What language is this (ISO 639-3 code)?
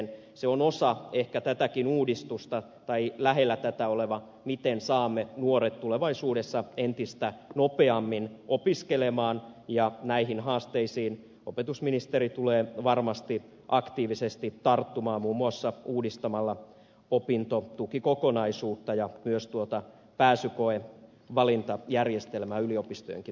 fin